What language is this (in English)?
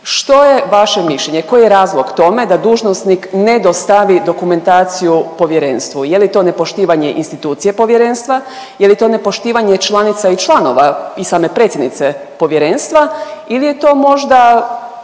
Croatian